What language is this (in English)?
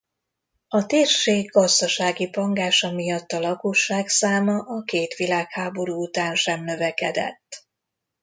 Hungarian